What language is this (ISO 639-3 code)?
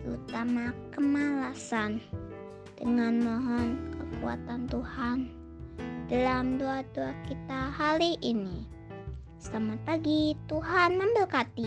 ind